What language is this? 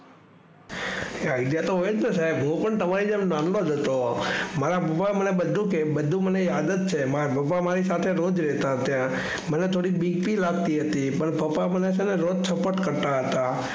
Gujarati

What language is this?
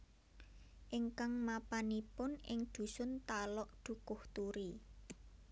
Javanese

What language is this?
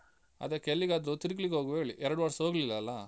Kannada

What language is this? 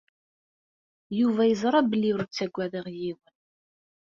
Kabyle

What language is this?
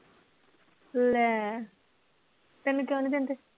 Punjabi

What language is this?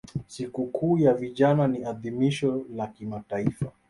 Swahili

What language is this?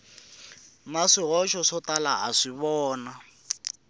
Tsonga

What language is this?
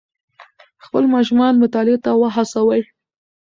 Pashto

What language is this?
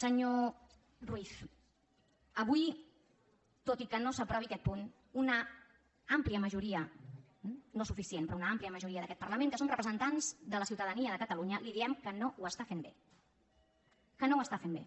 Catalan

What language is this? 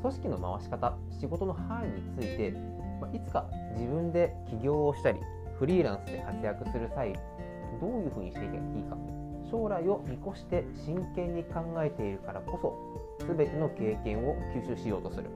Japanese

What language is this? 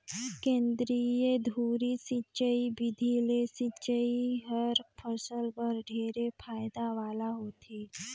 Chhattisgarhi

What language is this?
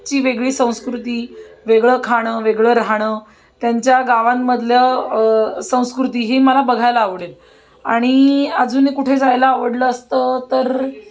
Marathi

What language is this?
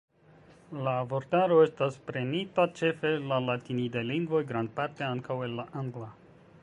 Esperanto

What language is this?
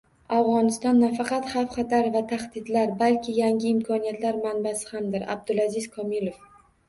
Uzbek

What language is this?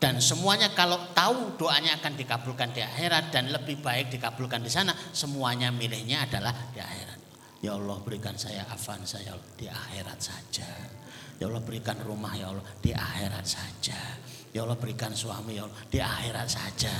Indonesian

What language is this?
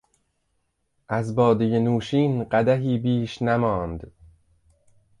Persian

